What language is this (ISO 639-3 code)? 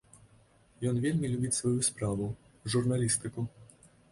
bel